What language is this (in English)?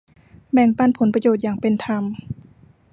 Thai